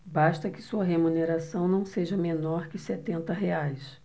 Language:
Portuguese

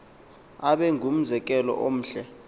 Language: Xhosa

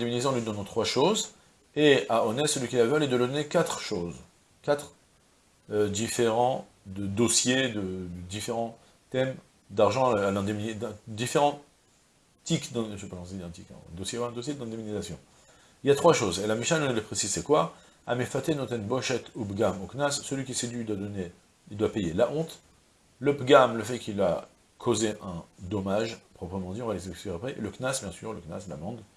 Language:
French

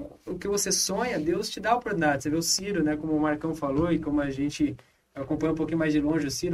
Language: Portuguese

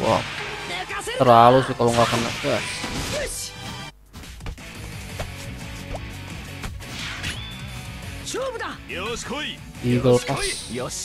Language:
Indonesian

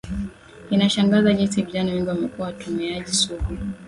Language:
Swahili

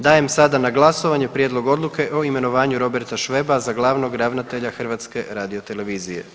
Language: Croatian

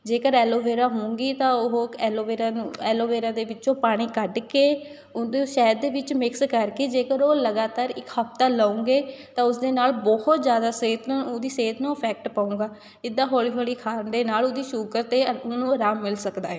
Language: Punjabi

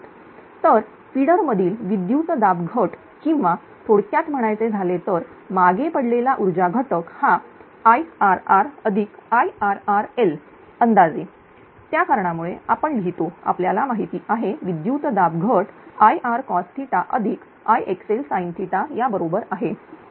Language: Marathi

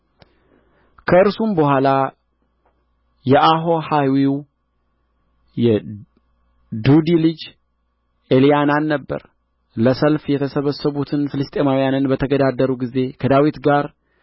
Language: Amharic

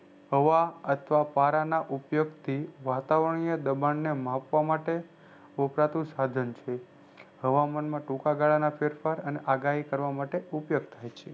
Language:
Gujarati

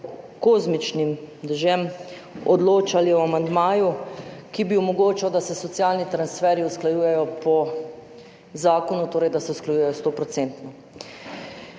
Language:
Slovenian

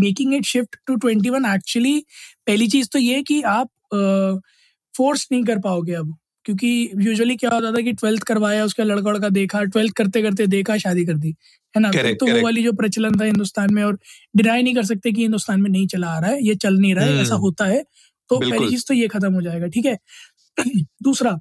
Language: Hindi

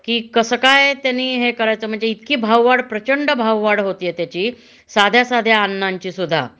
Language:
Marathi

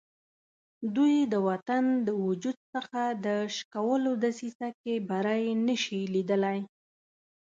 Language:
Pashto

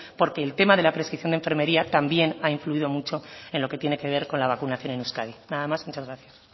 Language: Spanish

